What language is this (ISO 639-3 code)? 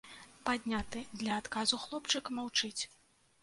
bel